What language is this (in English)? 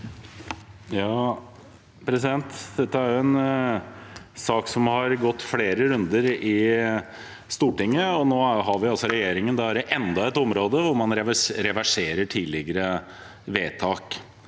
Norwegian